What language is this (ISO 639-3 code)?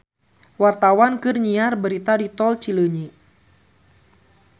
sun